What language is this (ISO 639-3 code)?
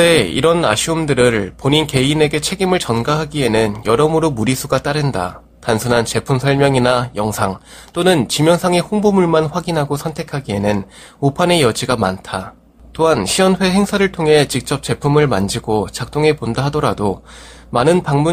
kor